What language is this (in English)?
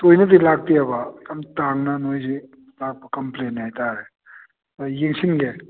Manipuri